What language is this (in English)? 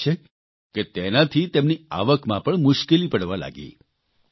Gujarati